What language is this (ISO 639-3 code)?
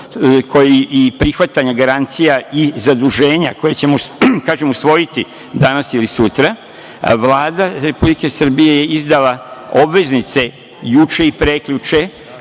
srp